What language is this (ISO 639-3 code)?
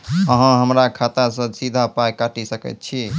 mai